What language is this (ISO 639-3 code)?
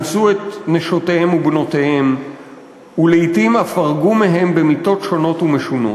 heb